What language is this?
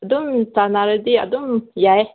Manipuri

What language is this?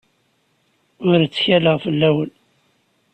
Kabyle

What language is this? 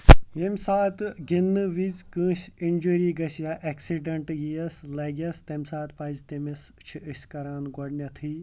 Kashmiri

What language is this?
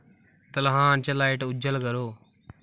Dogri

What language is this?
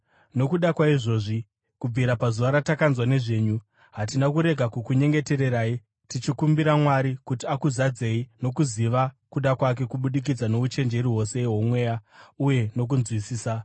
Shona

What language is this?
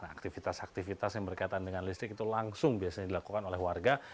Indonesian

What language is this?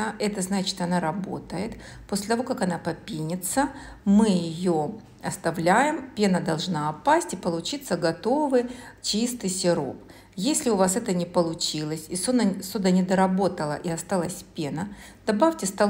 Russian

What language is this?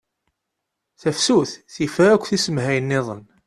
Kabyle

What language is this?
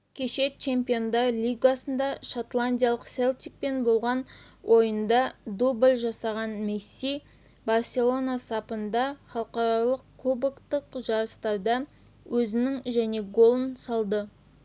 Kazakh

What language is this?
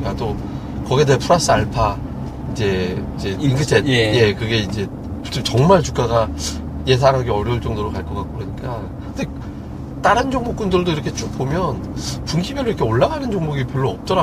Korean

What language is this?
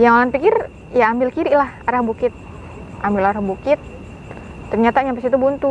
Indonesian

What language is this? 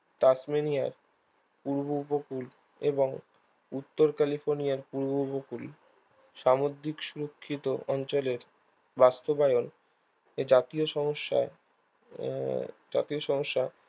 Bangla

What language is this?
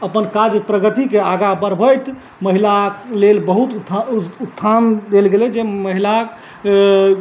Maithili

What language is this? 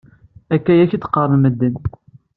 Kabyle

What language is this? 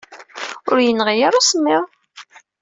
Kabyle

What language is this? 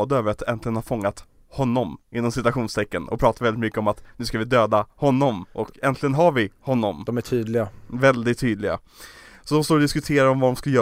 Swedish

